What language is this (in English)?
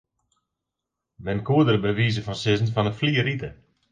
Western Frisian